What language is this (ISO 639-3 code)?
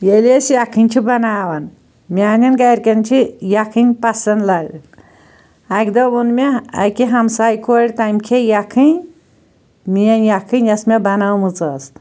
kas